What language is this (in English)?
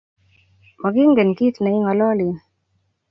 Kalenjin